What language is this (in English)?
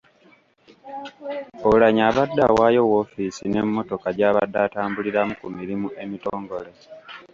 Ganda